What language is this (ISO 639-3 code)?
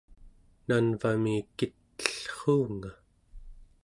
esu